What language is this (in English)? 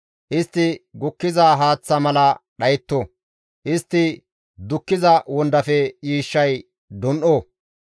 Gamo